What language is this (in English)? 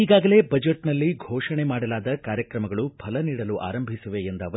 Kannada